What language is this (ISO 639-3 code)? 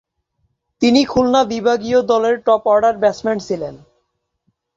ben